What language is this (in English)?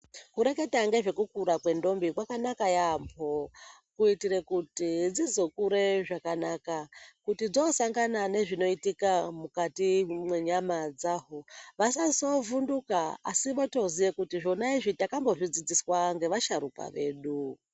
Ndau